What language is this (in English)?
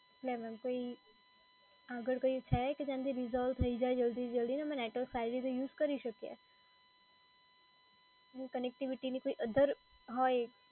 Gujarati